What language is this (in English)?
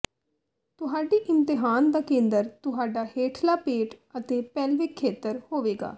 Punjabi